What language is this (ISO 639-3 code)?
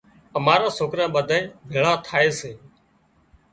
kxp